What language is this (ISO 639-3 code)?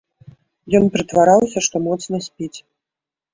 bel